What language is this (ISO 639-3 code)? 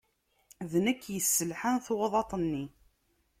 kab